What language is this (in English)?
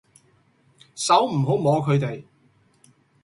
Cantonese